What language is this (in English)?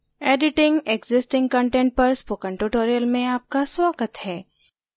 Hindi